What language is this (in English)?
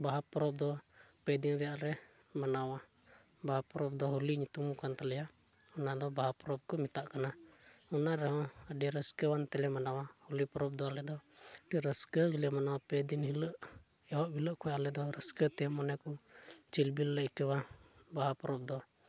Santali